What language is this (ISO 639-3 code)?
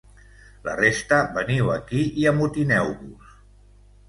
cat